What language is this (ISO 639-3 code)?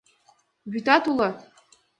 chm